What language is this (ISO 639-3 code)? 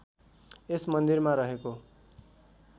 nep